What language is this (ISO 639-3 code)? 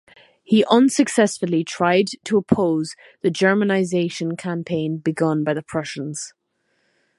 eng